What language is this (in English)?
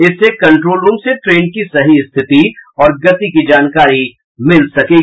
Hindi